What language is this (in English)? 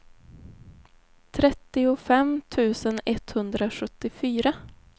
Swedish